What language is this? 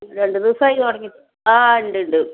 Malayalam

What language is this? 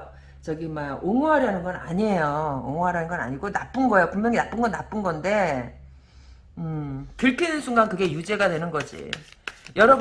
Korean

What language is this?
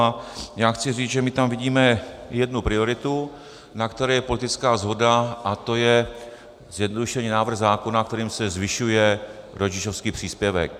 Czech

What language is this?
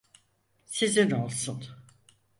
Turkish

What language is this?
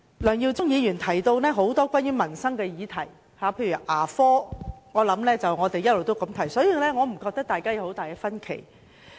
Cantonese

